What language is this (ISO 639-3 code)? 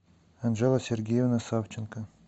rus